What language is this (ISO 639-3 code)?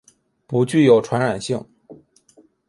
zho